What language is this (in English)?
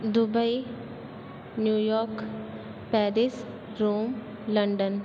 Sindhi